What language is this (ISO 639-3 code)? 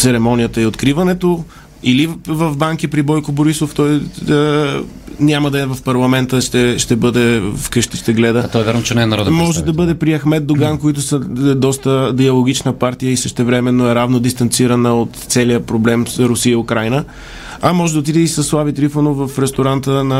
bul